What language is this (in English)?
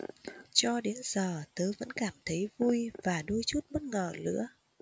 Vietnamese